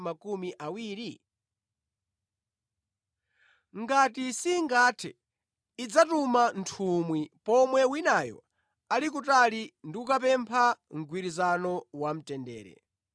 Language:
Nyanja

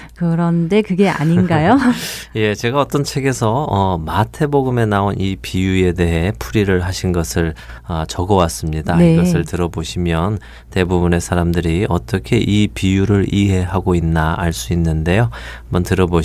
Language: Korean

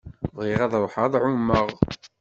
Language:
Kabyle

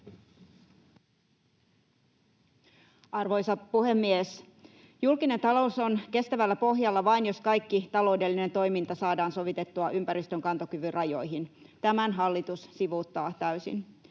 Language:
Finnish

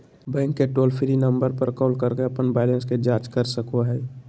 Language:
Magahi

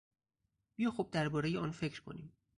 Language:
Persian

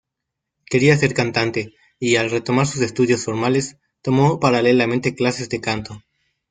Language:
Spanish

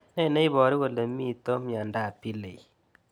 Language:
Kalenjin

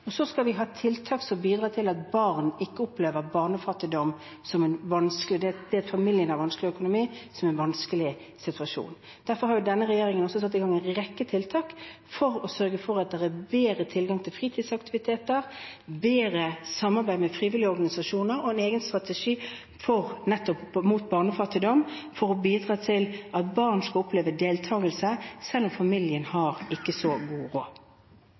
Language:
Norwegian Bokmål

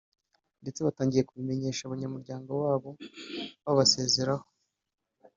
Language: Kinyarwanda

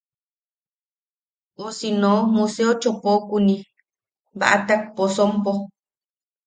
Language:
Yaqui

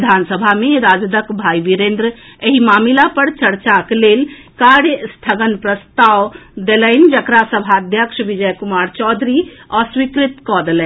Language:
Maithili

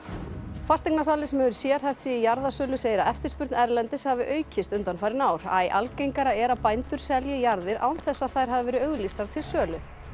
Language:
Icelandic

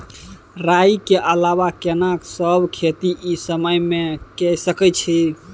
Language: Maithili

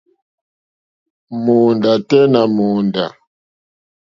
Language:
Mokpwe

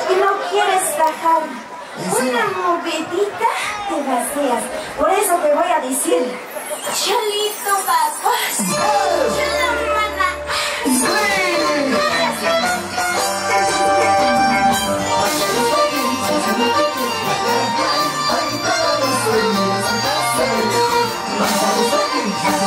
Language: Korean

